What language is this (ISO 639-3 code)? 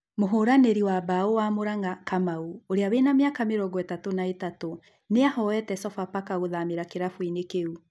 kik